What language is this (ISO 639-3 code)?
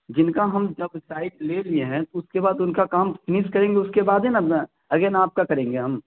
urd